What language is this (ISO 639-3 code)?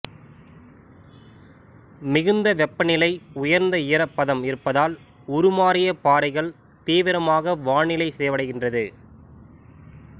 tam